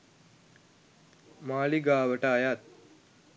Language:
Sinhala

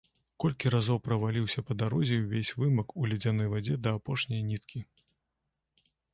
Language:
Belarusian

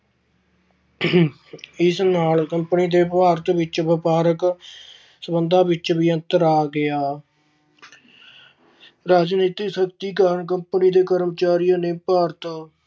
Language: Punjabi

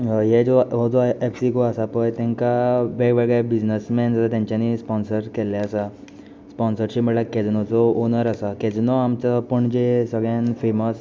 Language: Konkani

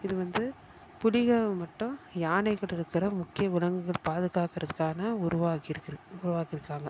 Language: Tamil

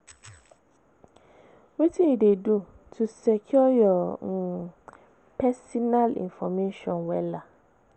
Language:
Nigerian Pidgin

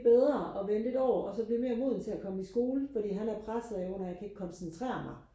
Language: Danish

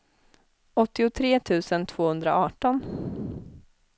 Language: Swedish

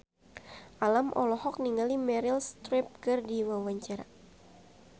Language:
Sundanese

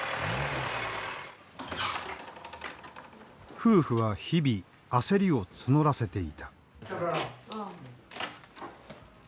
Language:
Japanese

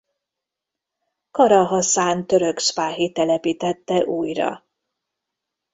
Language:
Hungarian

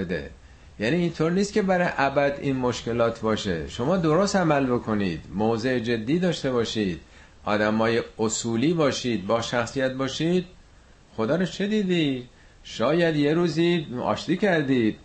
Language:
Persian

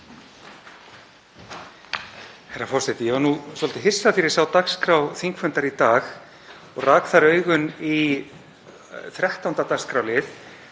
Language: Icelandic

